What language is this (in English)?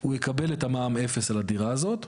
Hebrew